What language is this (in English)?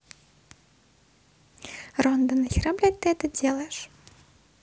Russian